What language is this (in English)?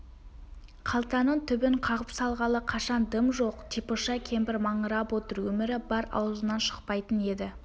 Kazakh